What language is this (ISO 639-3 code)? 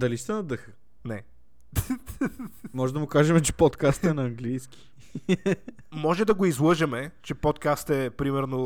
bul